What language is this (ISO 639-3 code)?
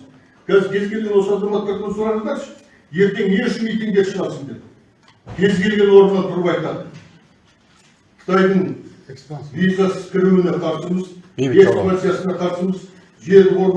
tur